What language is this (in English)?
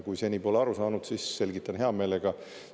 Estonian